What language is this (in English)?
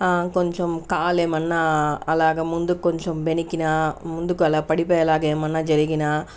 Telugu